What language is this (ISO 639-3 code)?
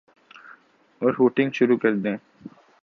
urd